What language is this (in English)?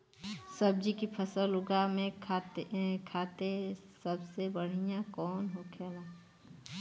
Bhojpuri